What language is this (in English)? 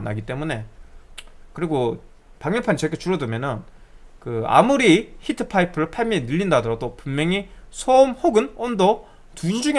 Korean